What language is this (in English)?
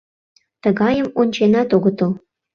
Mari